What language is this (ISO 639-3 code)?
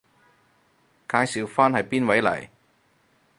yue